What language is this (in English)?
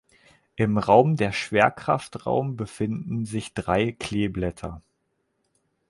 German